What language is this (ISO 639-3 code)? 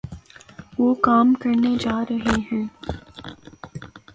urd